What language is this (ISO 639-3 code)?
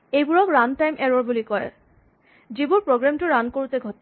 asm